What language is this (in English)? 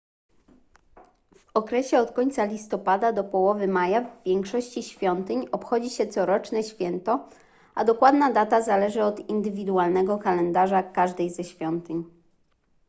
Polish